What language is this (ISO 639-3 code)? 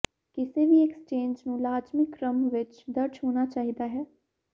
pan